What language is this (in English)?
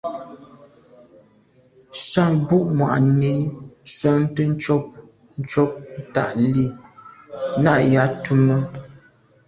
Medumba